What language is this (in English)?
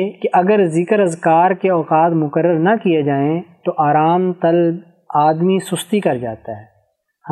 Urdu